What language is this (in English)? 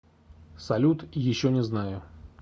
Russian